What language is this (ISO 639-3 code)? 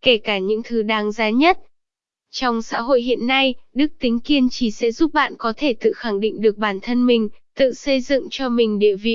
vie